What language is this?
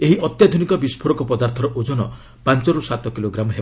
Odia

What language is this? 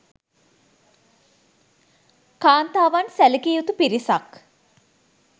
Sinhala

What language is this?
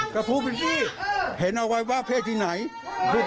Thai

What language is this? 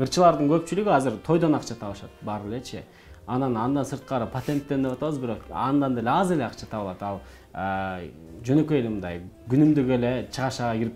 Turkish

